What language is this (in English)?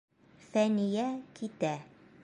Bashkir